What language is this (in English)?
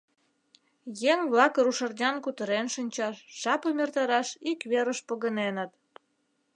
Mari